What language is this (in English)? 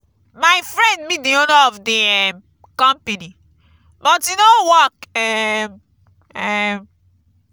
Nigerian Pidgin